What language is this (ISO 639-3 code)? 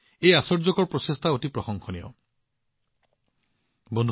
asm